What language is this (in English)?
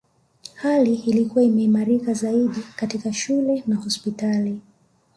Swahili